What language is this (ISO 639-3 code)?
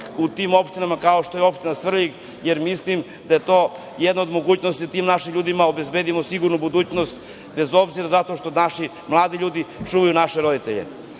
srp